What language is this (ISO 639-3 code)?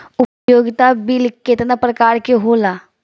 bho